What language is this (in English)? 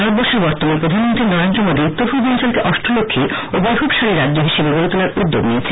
Bangla